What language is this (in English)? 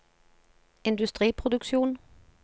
Norwegian